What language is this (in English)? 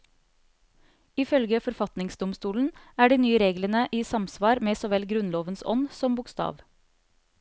Norwegian